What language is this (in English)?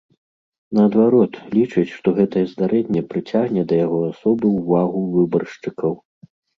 Belarusian